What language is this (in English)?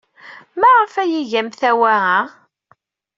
Kabyle